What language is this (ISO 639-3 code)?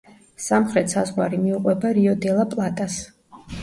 kat